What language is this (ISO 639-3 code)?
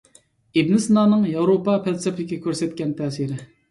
uig